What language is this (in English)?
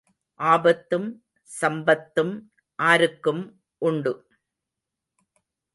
Tamil